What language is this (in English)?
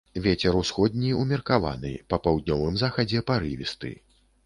Belarusian